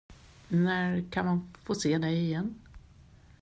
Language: Swedish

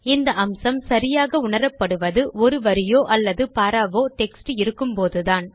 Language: Tamil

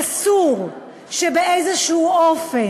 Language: Hebrew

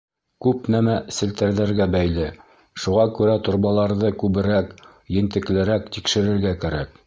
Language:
Bashkir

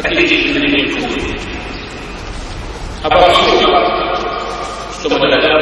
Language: Russian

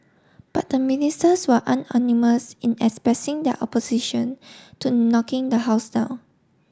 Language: English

